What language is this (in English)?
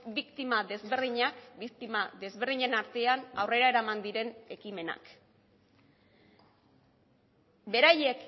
Basque